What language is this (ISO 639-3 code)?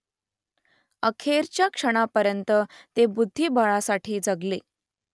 mar